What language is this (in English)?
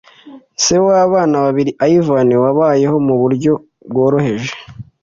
Kinyarwanda